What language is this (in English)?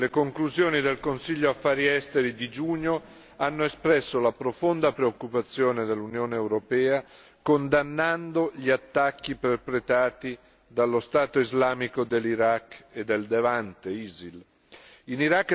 Italian